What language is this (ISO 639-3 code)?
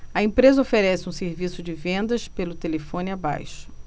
por